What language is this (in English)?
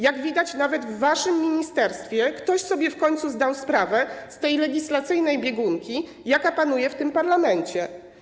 Polish